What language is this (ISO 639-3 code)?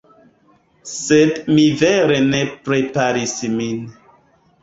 epo